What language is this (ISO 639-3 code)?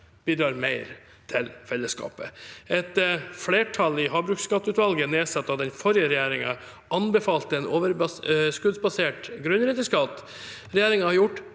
nor